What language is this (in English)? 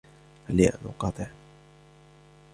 Arabic